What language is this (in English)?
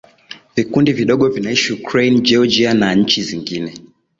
Swahili